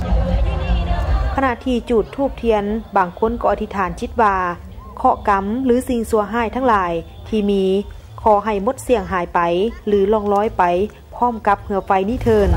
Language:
Thai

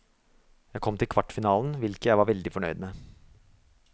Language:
Norwegian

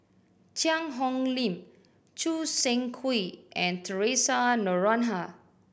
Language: English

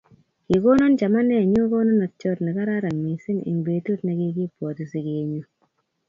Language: Kalenjin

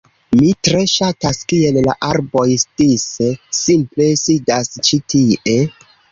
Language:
Esperanto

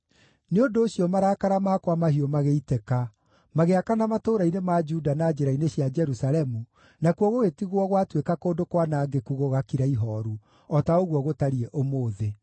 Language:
Kikuyu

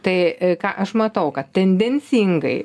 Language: Lithuanian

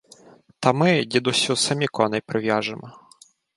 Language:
Ukrainian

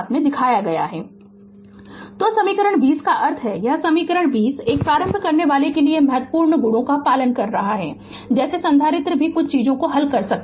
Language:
Hindi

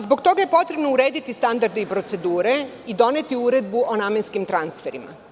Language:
Serbian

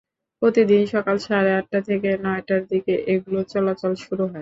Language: Bangla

